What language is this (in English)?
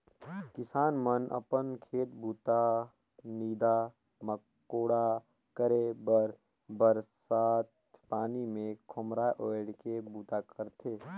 Chhattisgarhi